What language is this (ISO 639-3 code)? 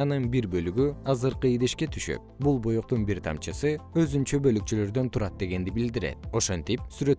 kir